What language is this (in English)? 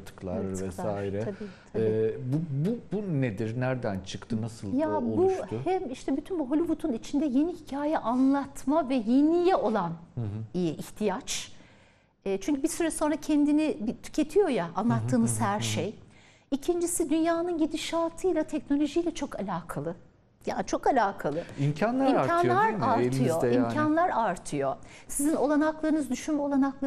Turkish